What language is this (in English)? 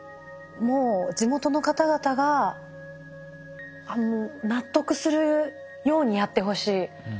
Japanese